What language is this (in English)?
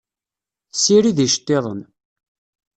Kabyle